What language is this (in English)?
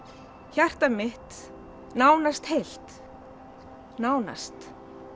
Icelandic